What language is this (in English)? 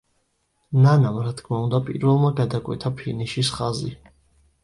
Georgian